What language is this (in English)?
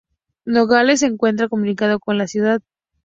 Spanish